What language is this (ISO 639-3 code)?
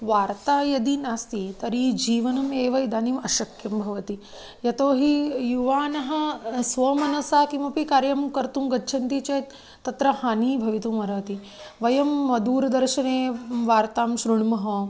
san